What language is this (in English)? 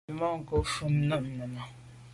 Medumba